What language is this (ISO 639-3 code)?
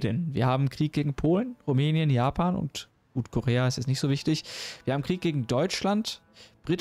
deu